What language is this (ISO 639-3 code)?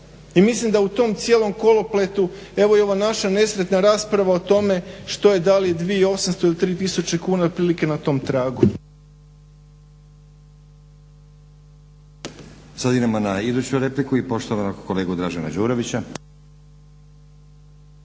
hrv